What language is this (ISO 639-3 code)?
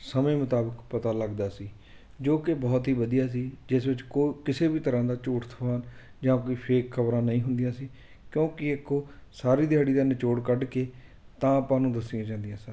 pan